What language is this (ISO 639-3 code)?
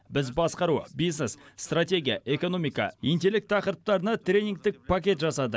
kaz